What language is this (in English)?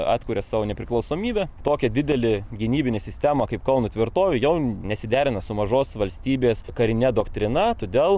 Lithuanian